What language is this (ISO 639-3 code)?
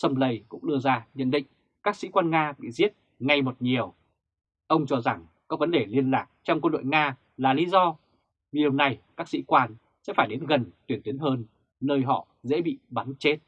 vie